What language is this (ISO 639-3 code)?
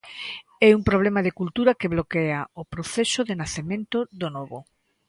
glg